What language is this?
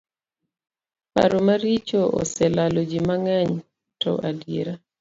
Luo (Kenya and Tanzania)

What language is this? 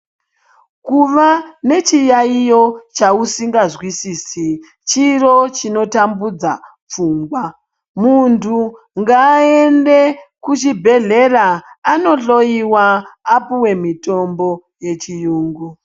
Ndau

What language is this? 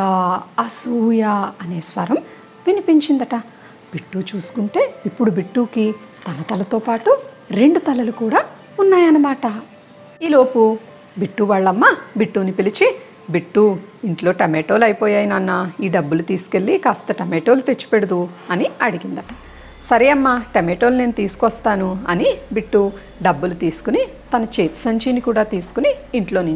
Telugu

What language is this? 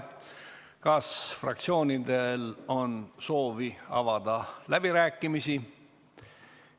Estonian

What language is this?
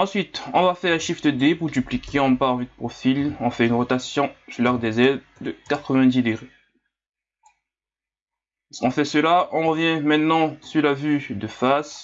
French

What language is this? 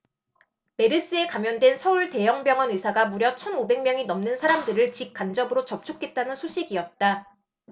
Korean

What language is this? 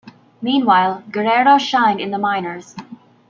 English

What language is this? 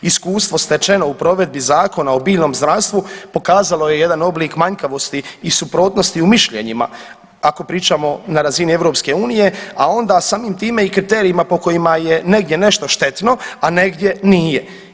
Croatian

